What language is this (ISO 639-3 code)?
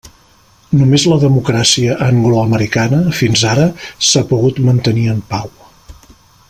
cat